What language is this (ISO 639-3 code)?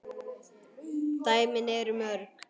isl